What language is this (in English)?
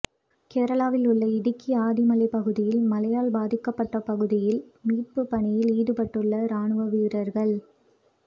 Tamil